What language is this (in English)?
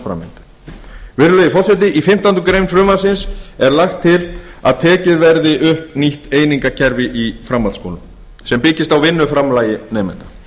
Icelandic